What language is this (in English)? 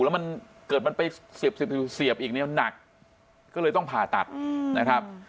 Thai